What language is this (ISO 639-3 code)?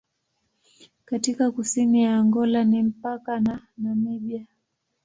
swa